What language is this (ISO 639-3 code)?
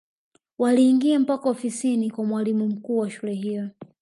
swa